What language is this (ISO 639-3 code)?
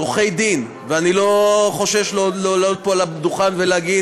heb